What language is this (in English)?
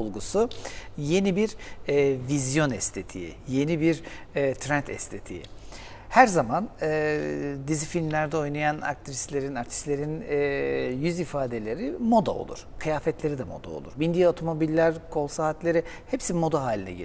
Turkish